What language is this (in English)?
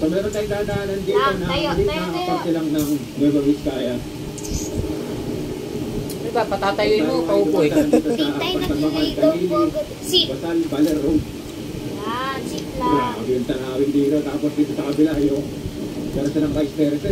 Filipino